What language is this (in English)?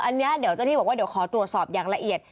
Thai